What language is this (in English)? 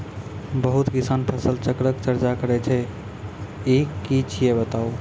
Maithili